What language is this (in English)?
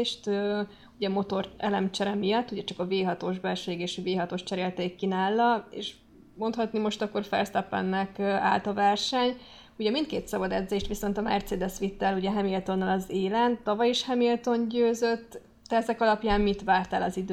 Hungarian